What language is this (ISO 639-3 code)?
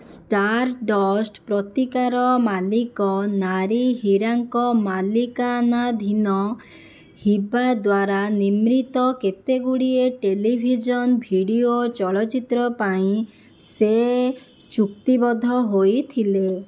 ori